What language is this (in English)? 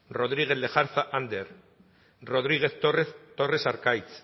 Basque